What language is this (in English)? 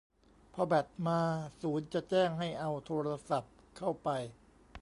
Thai